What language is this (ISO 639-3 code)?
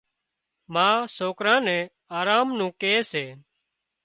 kxp